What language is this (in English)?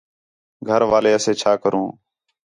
Khetrani